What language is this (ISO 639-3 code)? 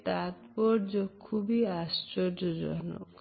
ben